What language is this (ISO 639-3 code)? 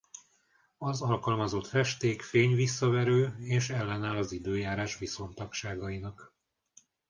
hun